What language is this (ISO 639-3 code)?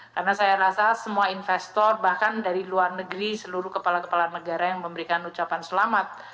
ind